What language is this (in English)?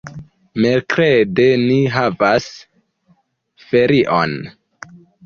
Esperanto